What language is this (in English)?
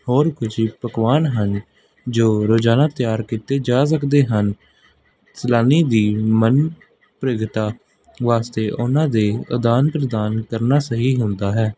Punjabi